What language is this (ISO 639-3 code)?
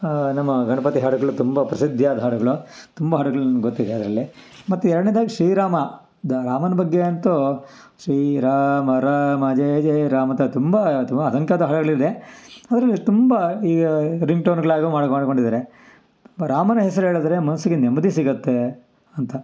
kan